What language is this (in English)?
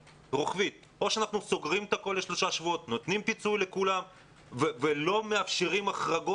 Hebrew